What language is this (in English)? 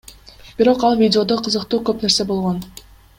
Kyrgyz